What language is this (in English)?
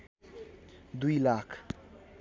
Nepali